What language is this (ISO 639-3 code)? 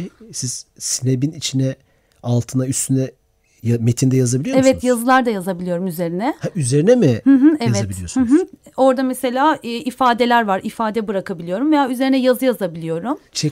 tur